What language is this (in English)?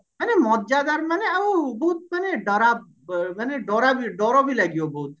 Odia